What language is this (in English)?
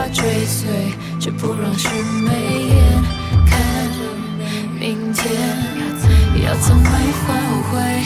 Chinese